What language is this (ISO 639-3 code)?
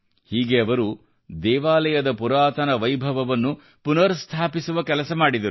kan